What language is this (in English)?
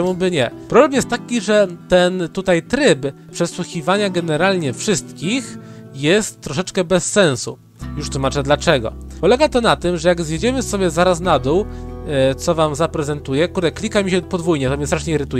Polish